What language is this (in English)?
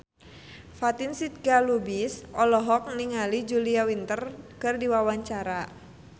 Sundanese